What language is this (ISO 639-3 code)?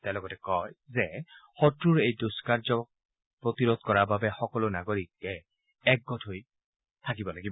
asm